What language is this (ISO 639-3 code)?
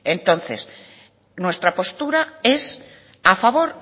spa